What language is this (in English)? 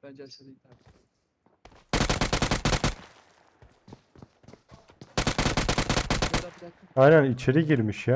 Turkish